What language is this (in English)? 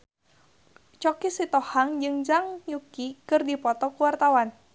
Sundanese